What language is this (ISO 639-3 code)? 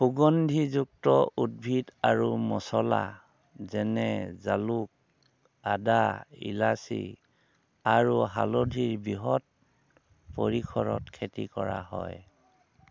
asm